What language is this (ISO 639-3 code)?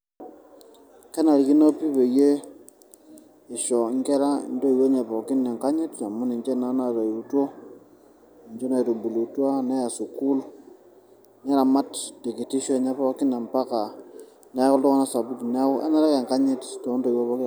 mas